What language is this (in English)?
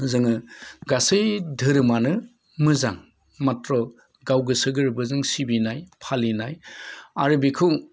Bodo